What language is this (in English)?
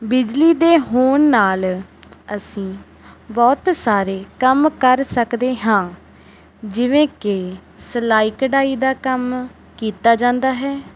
Punjabi